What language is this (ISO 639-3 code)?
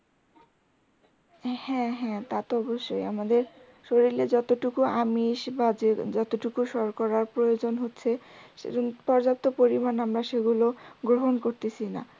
ben